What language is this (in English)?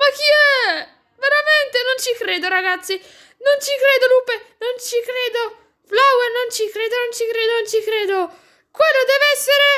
Italian